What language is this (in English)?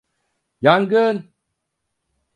Turkish